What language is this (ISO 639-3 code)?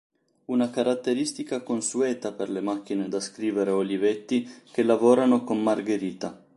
ita